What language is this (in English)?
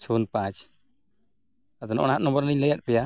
Santali